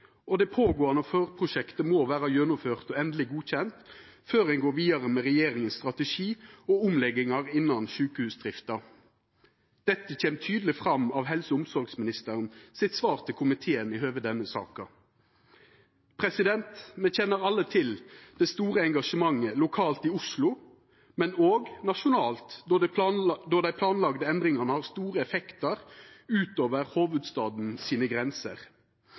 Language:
Norwegian Nynorsk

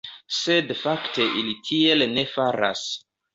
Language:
Esperanto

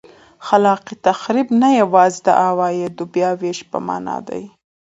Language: Pashto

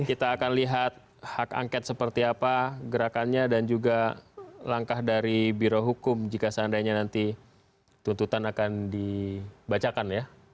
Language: Indonesian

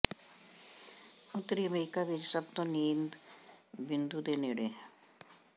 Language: Punjabi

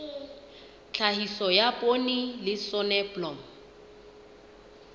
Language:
Southern Sotho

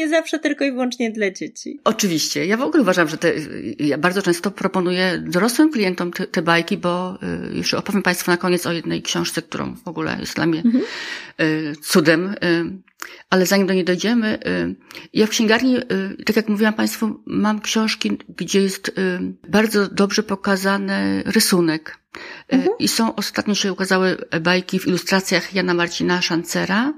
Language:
Polish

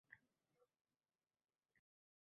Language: Uzbek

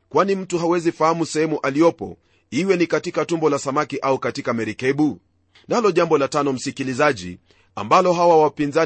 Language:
Swahili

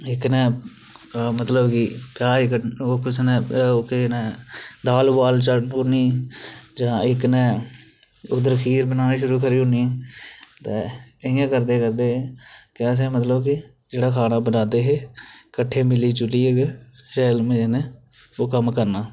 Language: Dogri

